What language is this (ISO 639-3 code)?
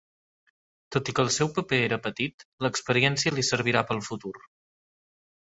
cat